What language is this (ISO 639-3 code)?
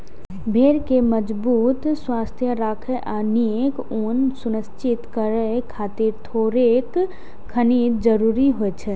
mai